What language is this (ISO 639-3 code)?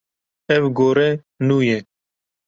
kur